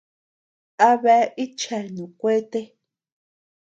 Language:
Tepeuxila Cuicatec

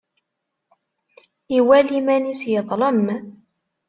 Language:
Kabyle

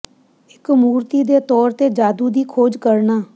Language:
Punjabi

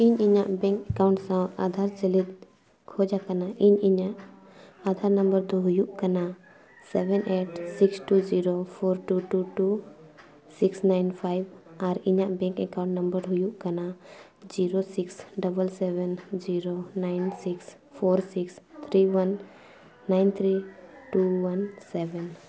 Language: Santali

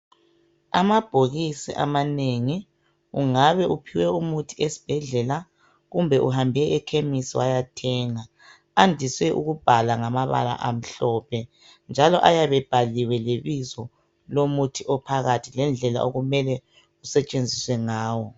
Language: North Ndebele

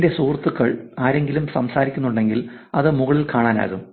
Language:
Malayalam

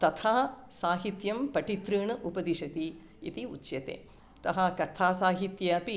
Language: Sanskrit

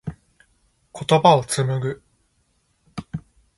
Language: Japanese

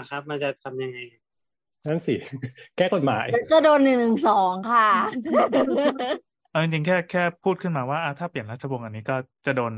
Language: Thai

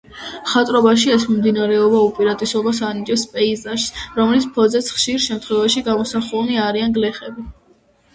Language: Georgian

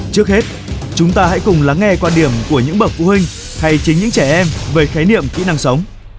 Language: Vietnamese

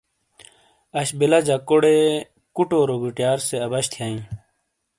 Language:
Shina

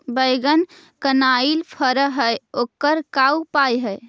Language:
Magahi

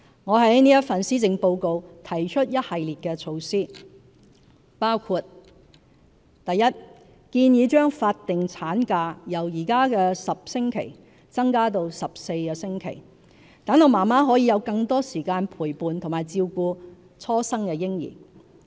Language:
Cantonese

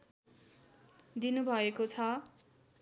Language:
Nepali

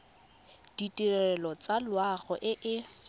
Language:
Tswana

